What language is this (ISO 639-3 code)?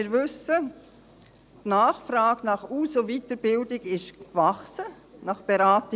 gsw